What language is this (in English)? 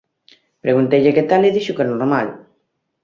Galician